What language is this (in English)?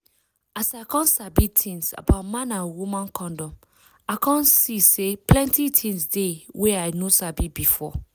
Nigerian Pidgin